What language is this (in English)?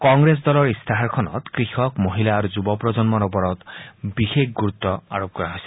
Assamese